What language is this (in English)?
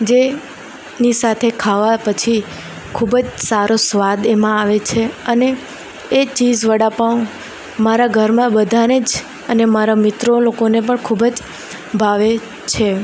Gujarati